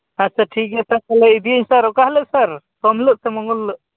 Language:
Santali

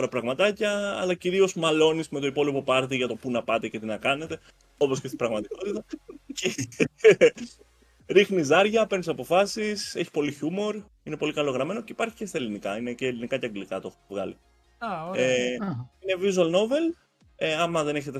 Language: Greek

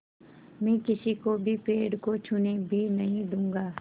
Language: Hindi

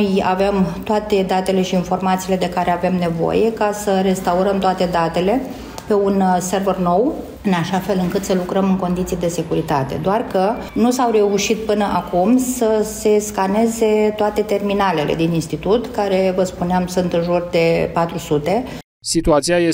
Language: Romanian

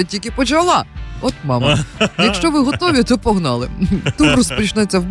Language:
Ukrainian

